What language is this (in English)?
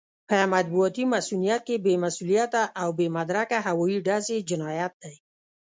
Pashto